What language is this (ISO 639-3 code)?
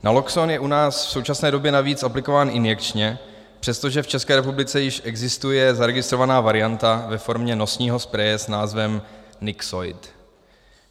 ces